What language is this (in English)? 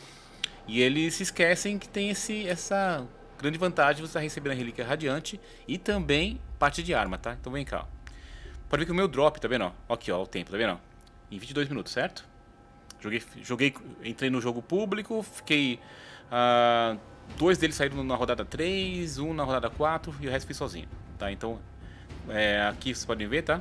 Portuguese